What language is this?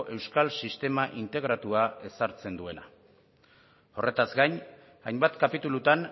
Basque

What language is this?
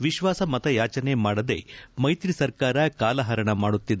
Kannada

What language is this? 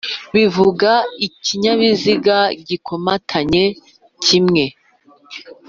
Kinyarwanda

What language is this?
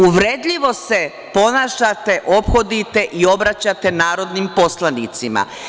Serbian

